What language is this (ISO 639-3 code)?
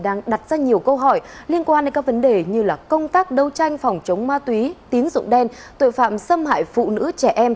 vie